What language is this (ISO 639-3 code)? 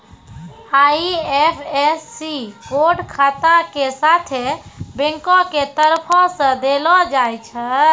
mai